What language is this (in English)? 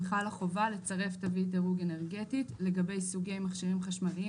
Hebrew